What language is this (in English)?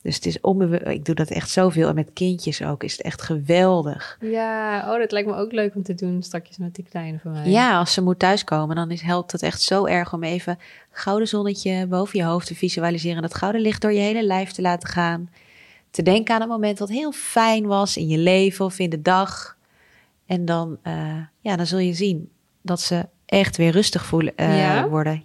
Dutch